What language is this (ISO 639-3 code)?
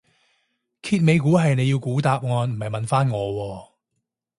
yue